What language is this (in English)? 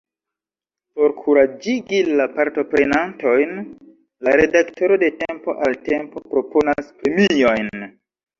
Esperanto